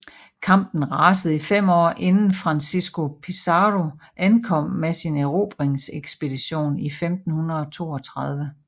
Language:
Danish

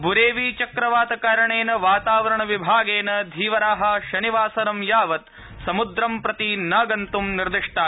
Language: Sanskrit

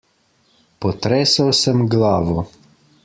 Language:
Slovenian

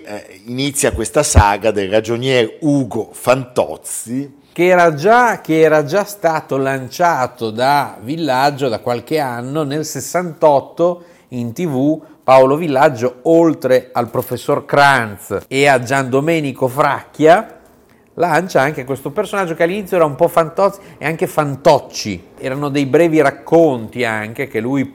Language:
Italian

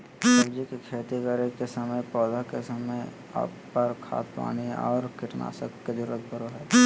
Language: Magahi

